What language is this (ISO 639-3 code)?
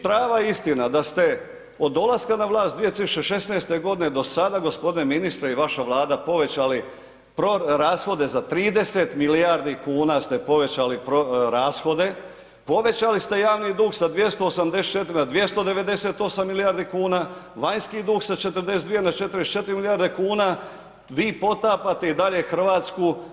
hrv